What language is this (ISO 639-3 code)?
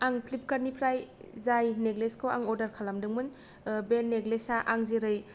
brx